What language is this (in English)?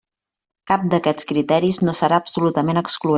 Catalan